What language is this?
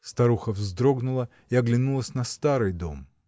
Russian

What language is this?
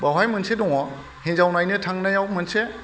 Bodo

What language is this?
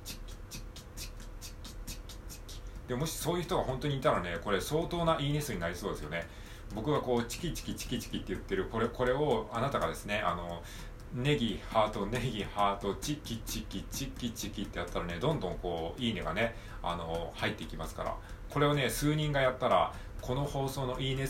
Japanese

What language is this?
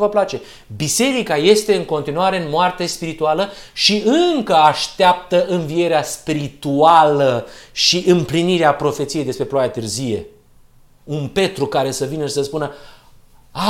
Romanian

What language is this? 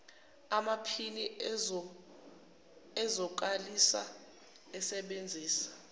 Zulu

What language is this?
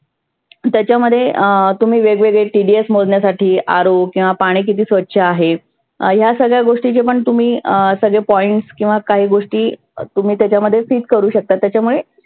Marathi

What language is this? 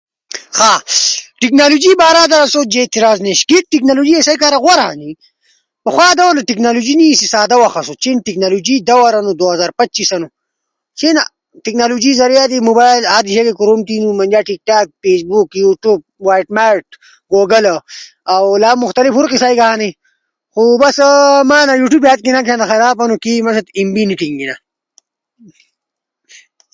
Ushojo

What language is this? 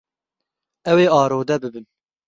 Kurdish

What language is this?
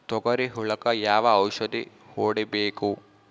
Kannada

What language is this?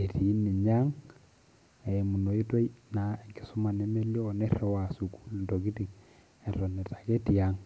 Masai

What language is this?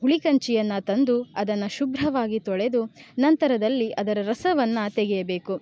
Kannada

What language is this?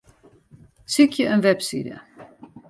Western Frisian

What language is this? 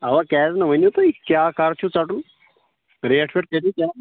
Kashmiri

